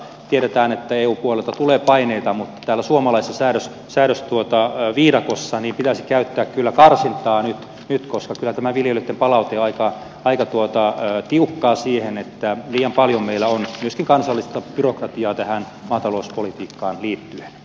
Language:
Finnish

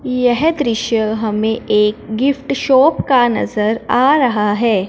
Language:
Hindi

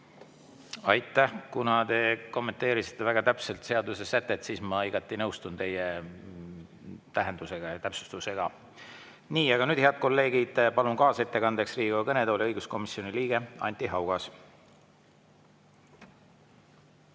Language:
Estonian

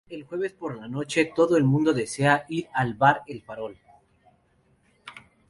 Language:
Spanish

